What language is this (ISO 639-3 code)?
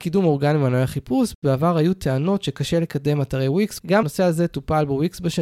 heb